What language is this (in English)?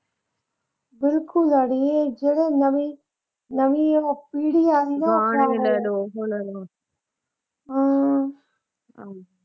Punjabi